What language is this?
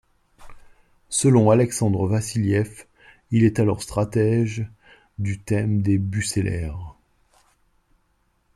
French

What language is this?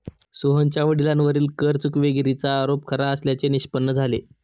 Marathi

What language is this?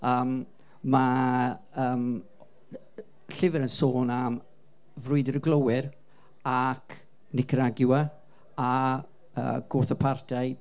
Welsh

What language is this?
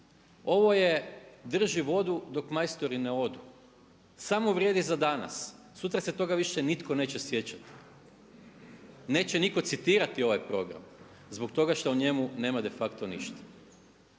Croatian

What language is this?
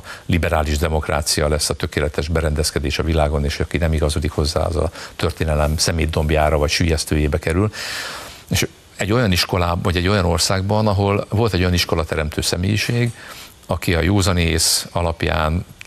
Hungarian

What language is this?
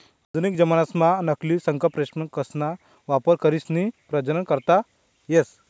Marathi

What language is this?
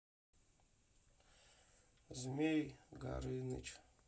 Russian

